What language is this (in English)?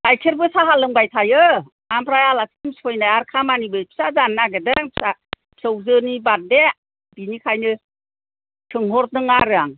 Bodo